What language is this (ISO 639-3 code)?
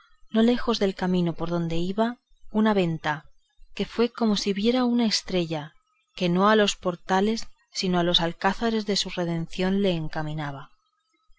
spa